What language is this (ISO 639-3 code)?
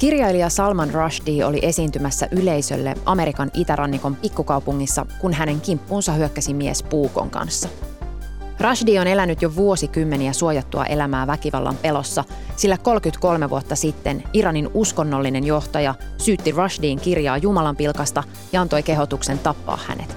fin